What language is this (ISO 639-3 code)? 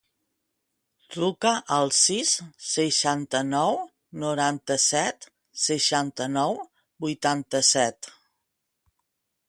cat